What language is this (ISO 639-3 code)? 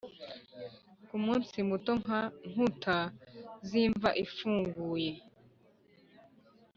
kin